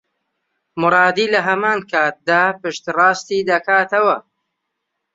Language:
Central Kurdish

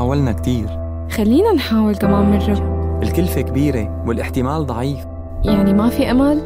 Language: Arabic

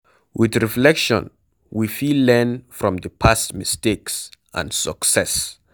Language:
Nigerian Pidgin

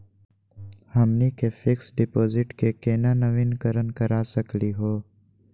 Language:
Magahi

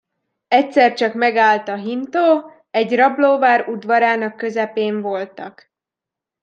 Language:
Hungarian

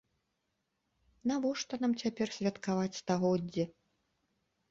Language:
Belarusian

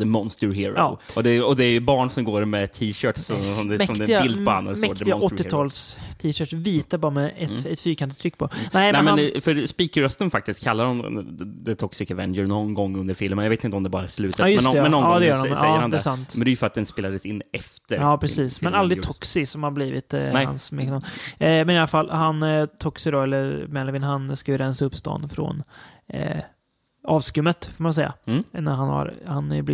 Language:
Swedish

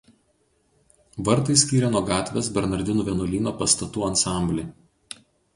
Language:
Lithuanian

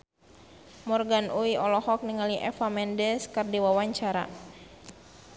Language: Sundanese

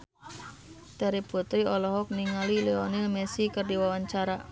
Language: Sundanese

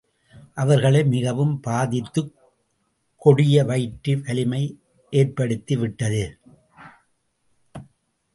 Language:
Tamil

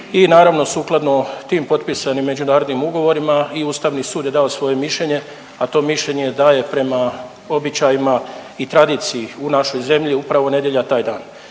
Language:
Croatian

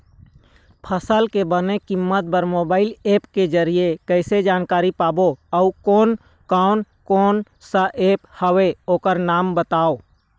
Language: Chhattisgarhi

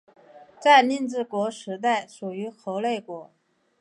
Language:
Chinese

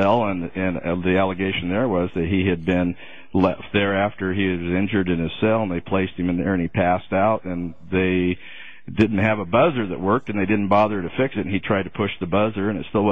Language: English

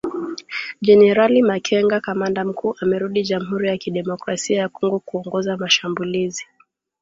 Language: Swahili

